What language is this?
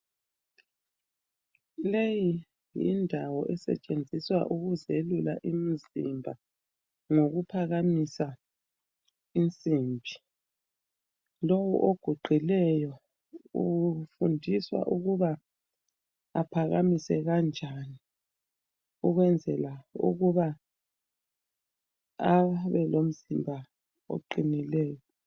North Ndebele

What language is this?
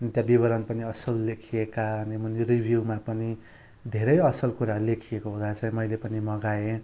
Nepali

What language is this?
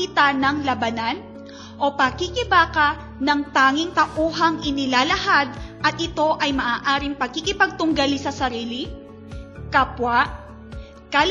Filipino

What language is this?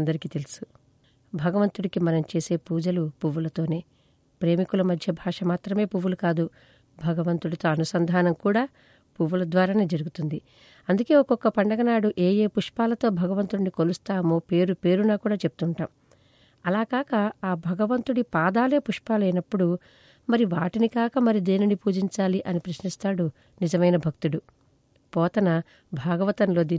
Telugu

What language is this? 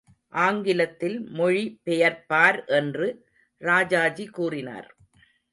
Tamil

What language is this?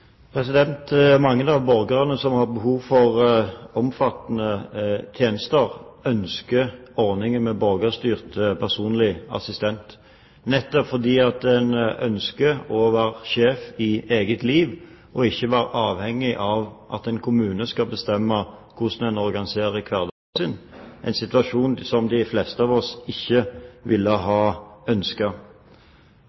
Norwegian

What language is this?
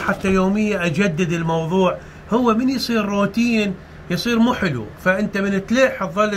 Arabic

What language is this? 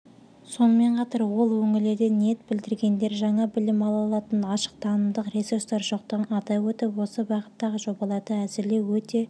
Kazakh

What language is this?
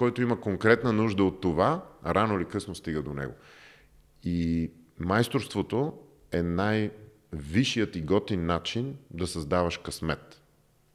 Bulgarian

